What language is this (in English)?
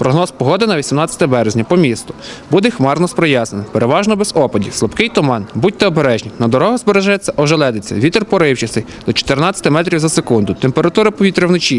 Ukrainian